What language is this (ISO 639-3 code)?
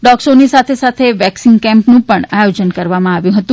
guj